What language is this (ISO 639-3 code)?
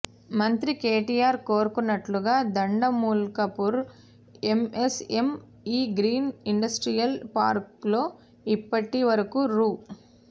tel